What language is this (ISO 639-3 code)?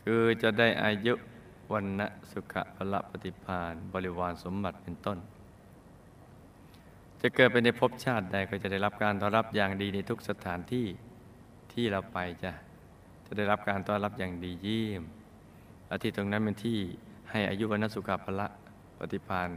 tha